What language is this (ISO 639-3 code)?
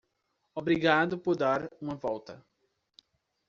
por